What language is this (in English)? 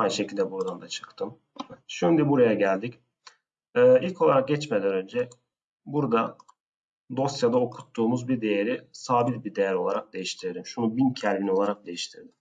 Turkish